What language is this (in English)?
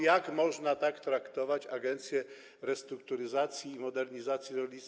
Polish